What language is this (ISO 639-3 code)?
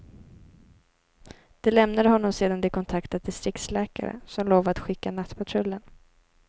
swe